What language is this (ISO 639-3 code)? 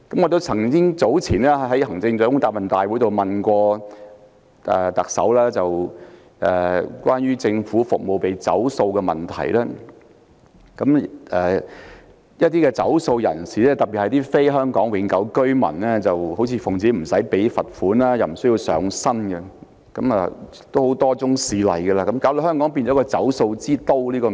yue